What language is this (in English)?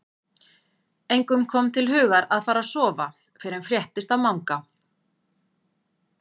Icelandic